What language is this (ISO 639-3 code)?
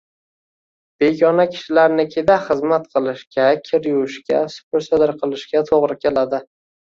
uzb